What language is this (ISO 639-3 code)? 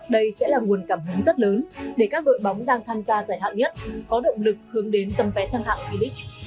vie